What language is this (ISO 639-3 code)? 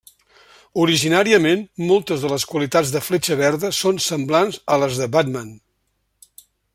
cat